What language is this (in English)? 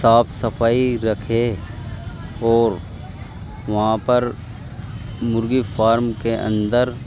Urdu